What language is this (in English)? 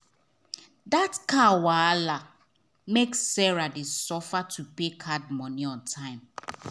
Nigerian Pidgin